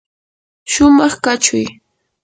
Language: Yanahuanca Pasco Quechua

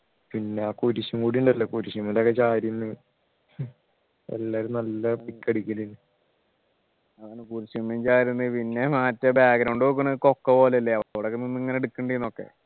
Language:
Malayalam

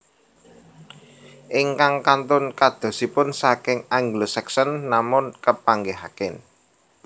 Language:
Javanese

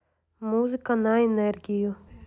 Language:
Russian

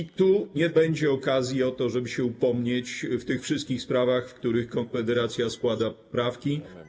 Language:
Polish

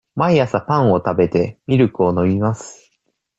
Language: Japanese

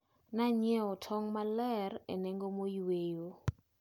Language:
Luo (Kenya and Tanzania)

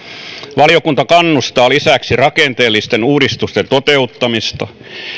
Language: Finnish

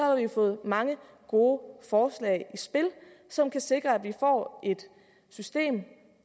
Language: Danish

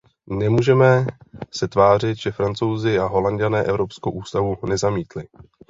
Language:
Czech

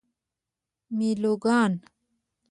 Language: Pashto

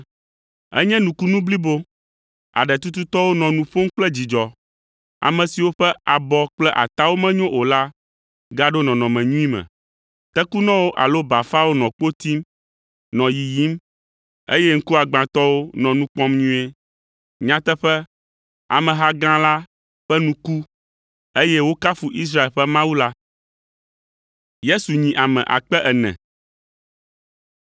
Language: Ewe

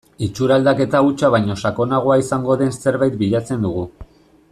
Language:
Basque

